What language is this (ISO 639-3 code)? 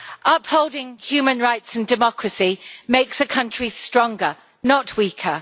eng